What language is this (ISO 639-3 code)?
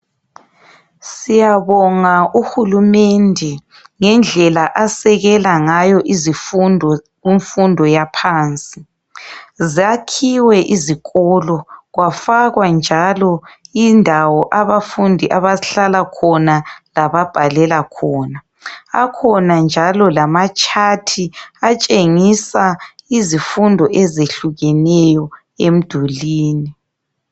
nde